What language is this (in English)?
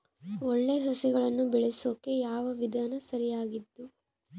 Kannada